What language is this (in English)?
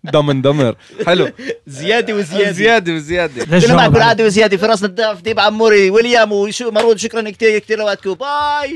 Arabic